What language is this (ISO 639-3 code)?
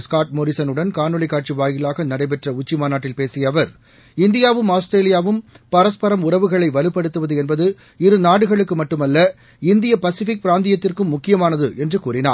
tam